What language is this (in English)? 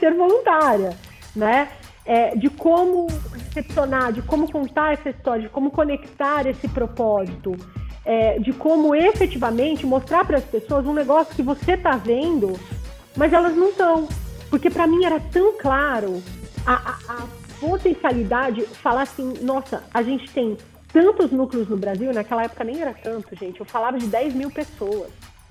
Portuguese